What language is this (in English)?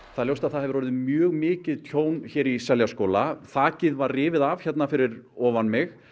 Icelandic